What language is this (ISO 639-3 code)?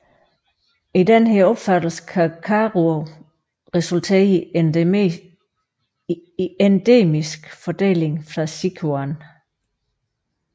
dan